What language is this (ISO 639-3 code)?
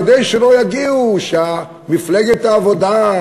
heb